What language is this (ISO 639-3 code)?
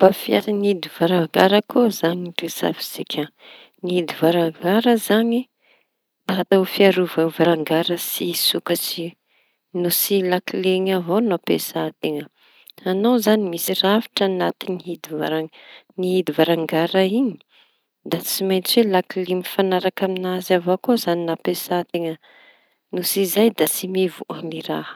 txy